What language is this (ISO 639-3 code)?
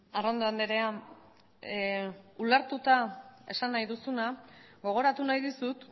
eus